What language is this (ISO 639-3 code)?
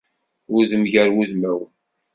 kab